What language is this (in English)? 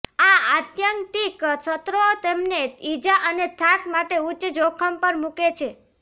Gujarati